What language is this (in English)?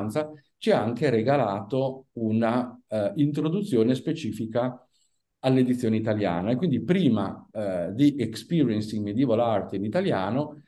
Italian